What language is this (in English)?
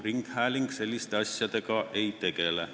Estonian